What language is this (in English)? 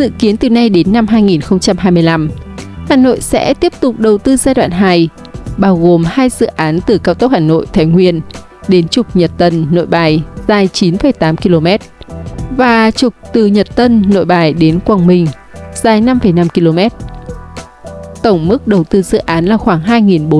Vietnamese